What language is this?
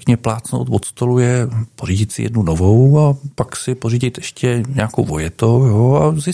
Czech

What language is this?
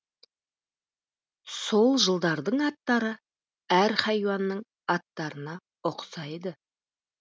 Kazakh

